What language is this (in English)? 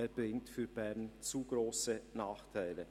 Swiss German